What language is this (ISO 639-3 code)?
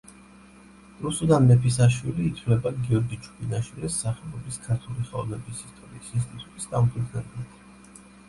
kat